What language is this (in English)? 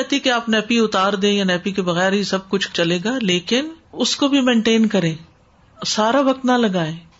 Urdu